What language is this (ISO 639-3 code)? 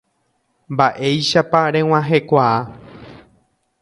grn